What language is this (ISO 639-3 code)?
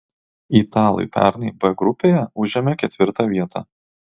lit